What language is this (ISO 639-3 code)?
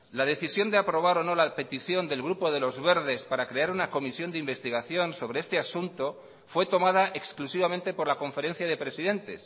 spa